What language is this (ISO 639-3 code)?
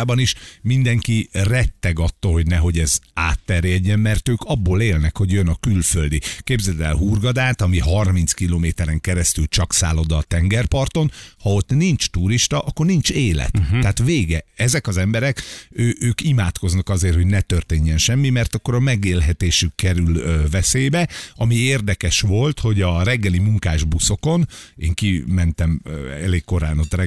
hun